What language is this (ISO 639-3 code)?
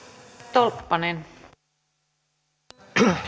fin